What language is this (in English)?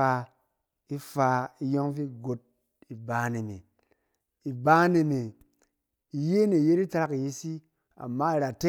Cen